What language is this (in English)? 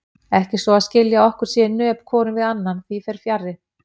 Icelandic